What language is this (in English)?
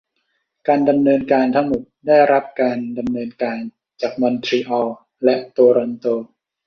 Thai